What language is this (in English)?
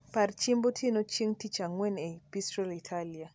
Luo (Kenya and Tanzania)